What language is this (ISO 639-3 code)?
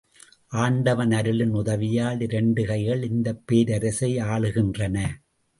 tam